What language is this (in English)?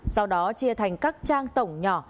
Vietnamese